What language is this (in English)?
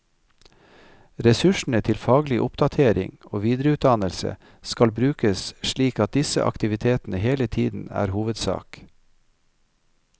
Norwegian